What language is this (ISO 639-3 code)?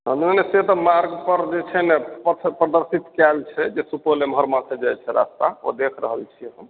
mai